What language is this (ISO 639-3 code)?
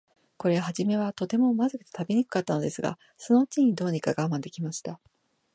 jpn